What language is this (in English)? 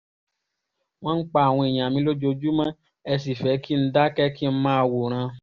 Yoruba